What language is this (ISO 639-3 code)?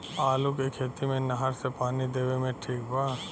bho